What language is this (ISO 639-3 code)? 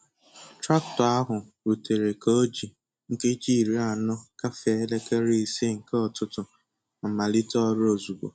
ibo